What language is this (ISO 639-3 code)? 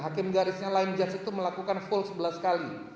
ind